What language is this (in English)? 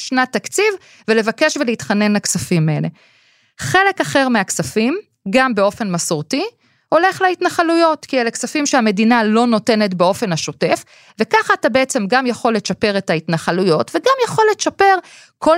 Hebrew